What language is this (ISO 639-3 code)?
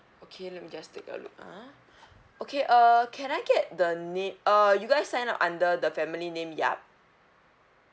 eng